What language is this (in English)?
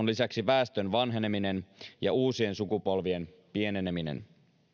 Finnish